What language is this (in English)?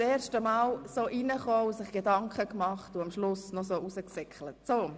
Swiss German